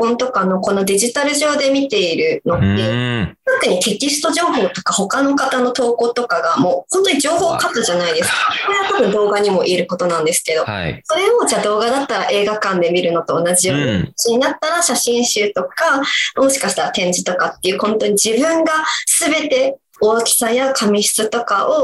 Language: Japanese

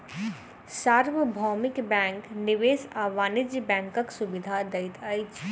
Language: Maithili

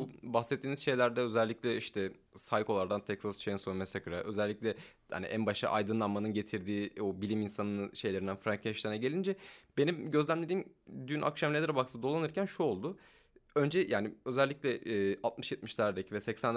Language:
Turkish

